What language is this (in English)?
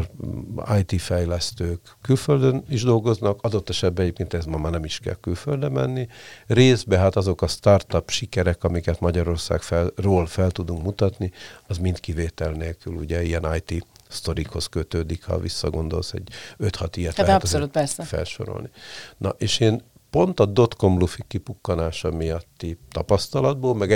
Hungarian